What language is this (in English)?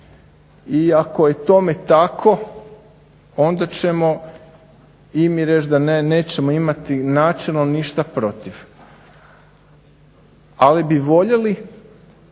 Croatian